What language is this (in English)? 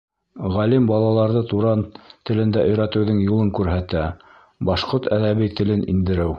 Bashkir